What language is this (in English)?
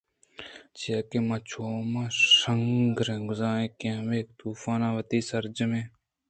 Eastern Balochi